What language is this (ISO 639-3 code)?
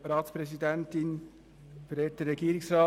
gsw